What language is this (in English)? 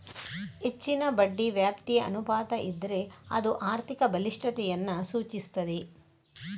Kannada